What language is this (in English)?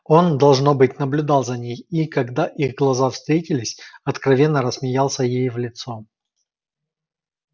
Russian